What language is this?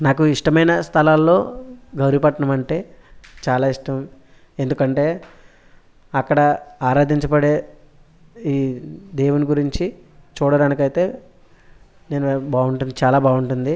Telugu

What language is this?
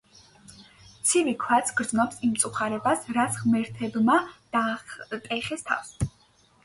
Georgian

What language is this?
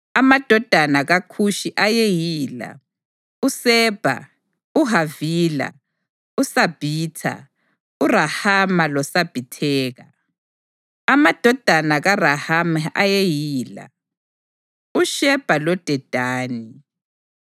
North Ndebele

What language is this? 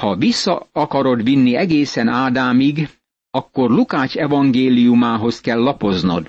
Hungarian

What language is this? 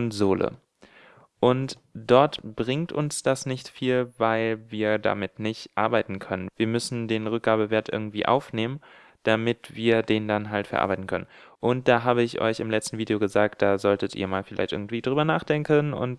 German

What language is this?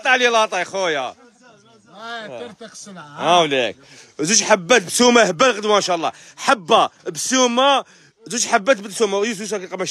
Arabic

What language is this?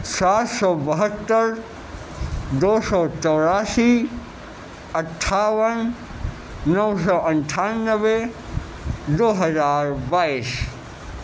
Urdu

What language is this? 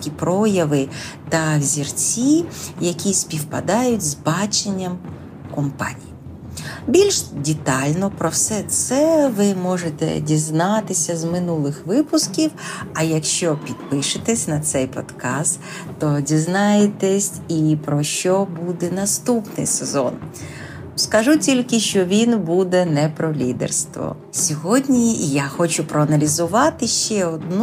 Ukrainian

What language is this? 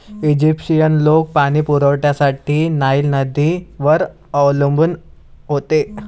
Marathi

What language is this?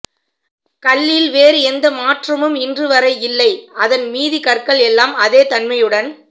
Tamil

